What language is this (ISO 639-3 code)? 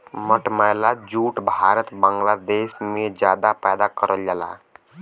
bho